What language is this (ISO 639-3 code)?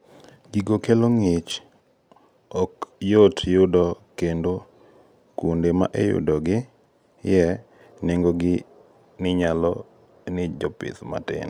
luo